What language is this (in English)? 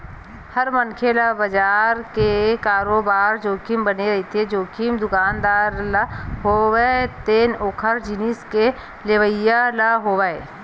Chhattisgarhi